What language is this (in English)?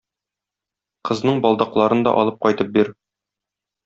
Tatar